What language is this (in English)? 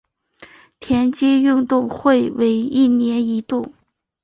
Chinese